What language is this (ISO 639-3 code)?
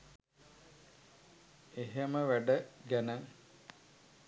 sin